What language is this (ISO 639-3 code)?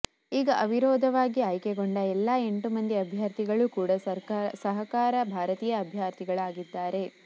kan